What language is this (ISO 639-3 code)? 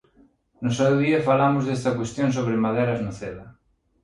glg